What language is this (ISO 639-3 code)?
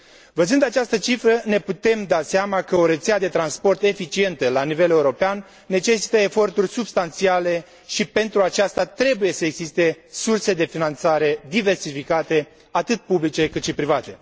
ron